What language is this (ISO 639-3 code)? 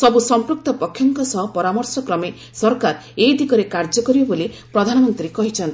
ori